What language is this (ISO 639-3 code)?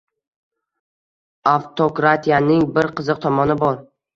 uzb